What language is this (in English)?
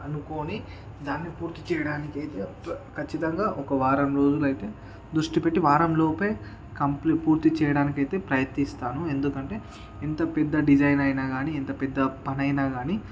Telugu